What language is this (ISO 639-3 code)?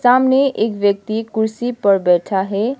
hin